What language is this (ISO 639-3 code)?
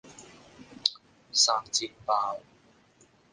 yue